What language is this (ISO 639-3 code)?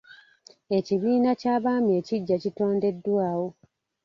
lug